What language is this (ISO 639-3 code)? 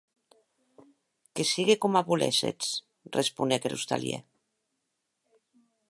oci